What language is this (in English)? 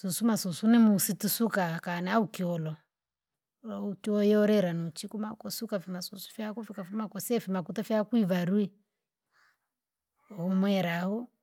Langi